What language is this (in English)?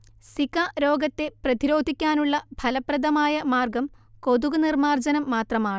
Malayalam